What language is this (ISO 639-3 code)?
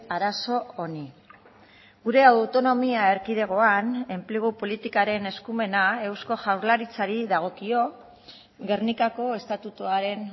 eus